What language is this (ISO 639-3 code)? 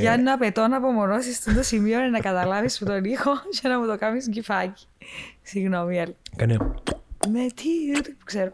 ell